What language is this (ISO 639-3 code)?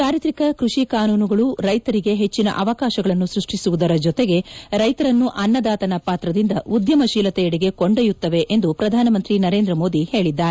kan